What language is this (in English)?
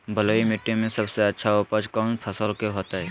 Magahi